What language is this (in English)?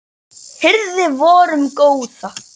Icelandic